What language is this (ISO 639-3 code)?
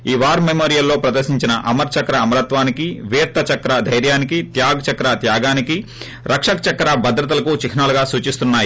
tel